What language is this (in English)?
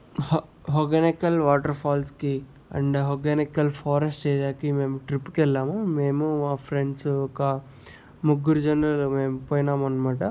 Telugu